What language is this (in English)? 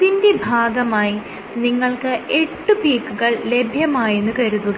Malayalam